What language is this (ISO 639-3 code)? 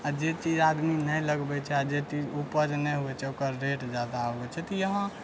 mai